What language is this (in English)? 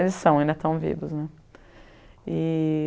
Portuguese